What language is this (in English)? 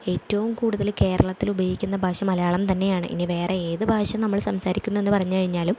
Malayalam